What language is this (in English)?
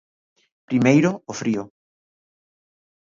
Galician